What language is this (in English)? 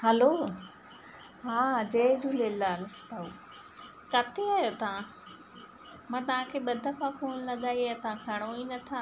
Sindhi